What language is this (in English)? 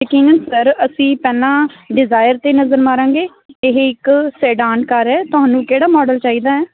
Punjabi